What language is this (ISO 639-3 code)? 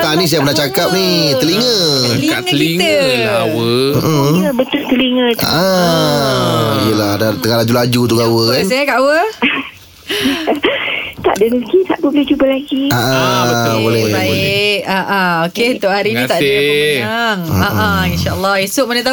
msa